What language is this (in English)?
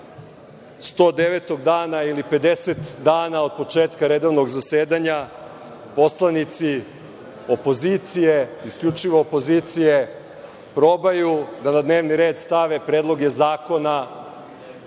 Serbian